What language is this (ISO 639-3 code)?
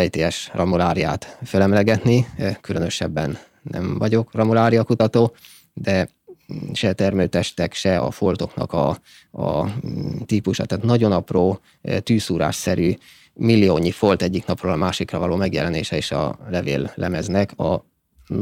hun